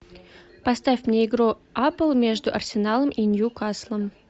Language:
Russian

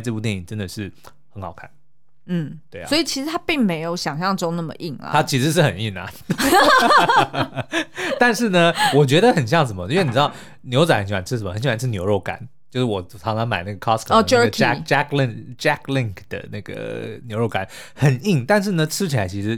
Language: Chinese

